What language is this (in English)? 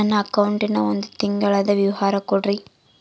Kannada